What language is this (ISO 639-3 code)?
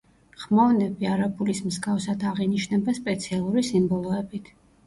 kat